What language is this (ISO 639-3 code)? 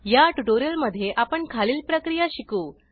mar